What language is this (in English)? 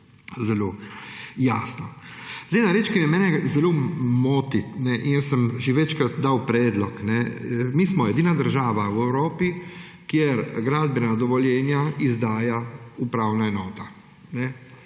Slovenian